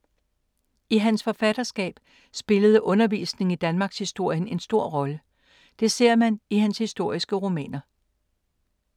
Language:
Danish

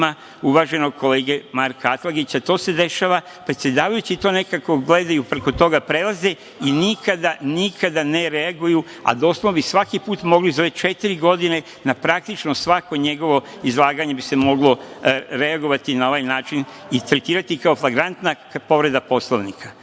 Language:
Serbian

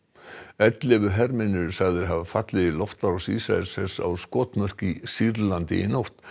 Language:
Icelandic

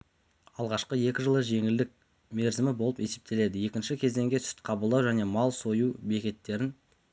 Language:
Kazakh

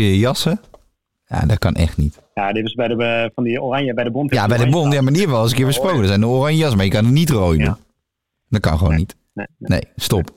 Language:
Dutch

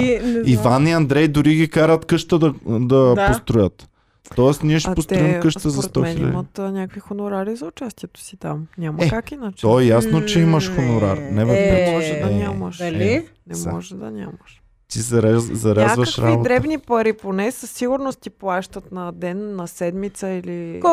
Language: Bulgarian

